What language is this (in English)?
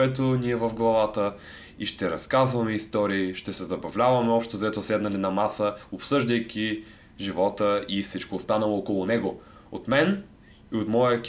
Bulgarian